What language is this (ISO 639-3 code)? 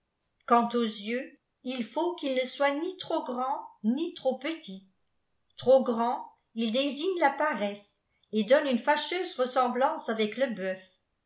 fra